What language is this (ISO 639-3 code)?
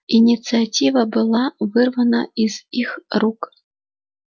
rus